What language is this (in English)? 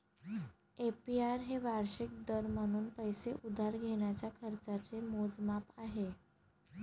Marathi